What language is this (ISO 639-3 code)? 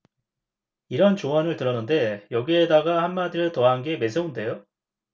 kor